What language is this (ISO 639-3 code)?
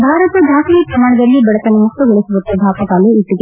kan